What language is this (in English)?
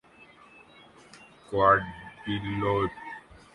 Urdu